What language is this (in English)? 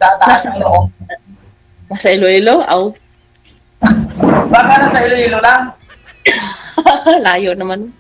Filipino